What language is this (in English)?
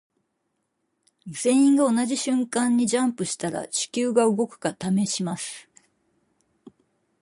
Japanese